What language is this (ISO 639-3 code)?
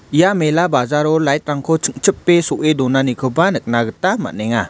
grt